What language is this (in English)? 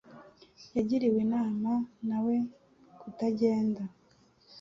Kinyarwanda